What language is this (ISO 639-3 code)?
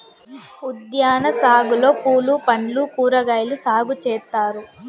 tel